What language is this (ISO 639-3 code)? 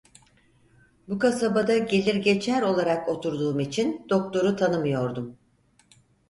tur